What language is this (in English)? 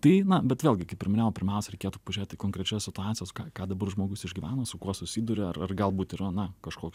Lithuanian